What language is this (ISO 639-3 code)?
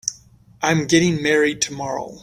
eng